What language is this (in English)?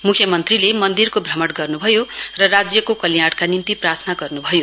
Nepali